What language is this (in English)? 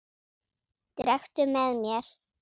Icelandic